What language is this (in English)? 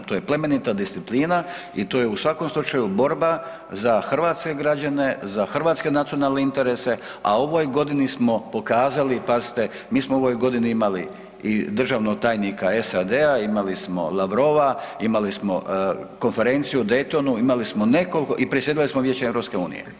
Croatian